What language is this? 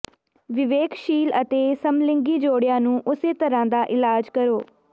Punjabi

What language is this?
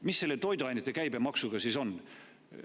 Estonian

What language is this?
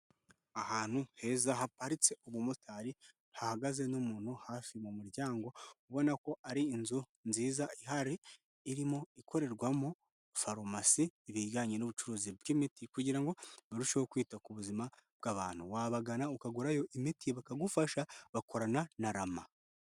Kinyarwanda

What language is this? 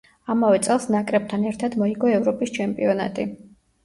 Georgian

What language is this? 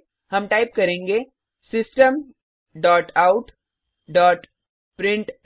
Hindi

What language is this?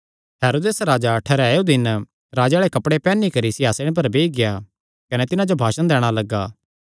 Kangri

